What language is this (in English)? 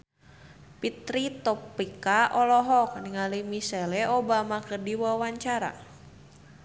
Sundanese